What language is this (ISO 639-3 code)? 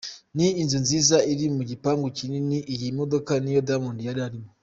kin